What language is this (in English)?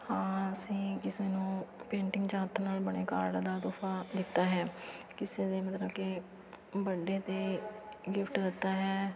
Punjabi